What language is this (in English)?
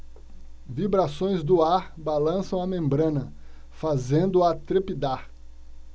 Portuguese